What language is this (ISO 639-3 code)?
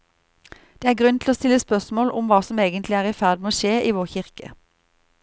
nor